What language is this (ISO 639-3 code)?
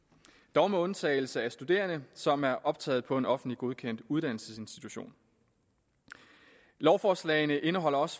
dan